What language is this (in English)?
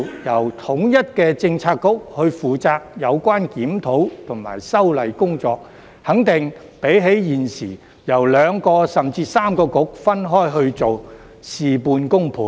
Cantonese